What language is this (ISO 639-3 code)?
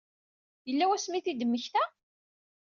kab